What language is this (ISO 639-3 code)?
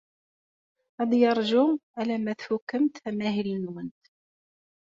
kab